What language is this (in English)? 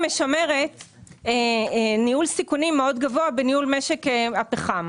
Hebrew